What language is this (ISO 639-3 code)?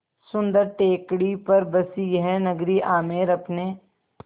hin